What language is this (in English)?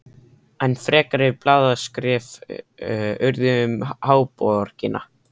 Icelandic